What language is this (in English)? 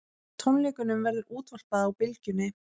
Icelandic